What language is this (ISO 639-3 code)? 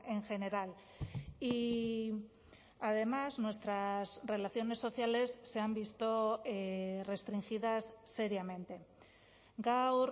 spa